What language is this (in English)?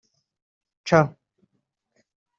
Kinyarwanda